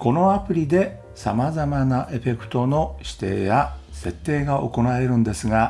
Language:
Japanese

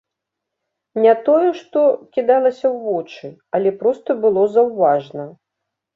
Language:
Belarusian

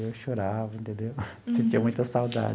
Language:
Portuguese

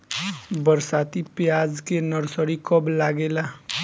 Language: Bhojpuri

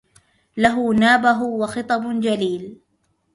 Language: Arabic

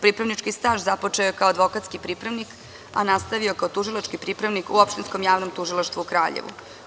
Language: Serbian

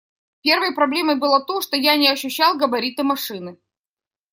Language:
Russian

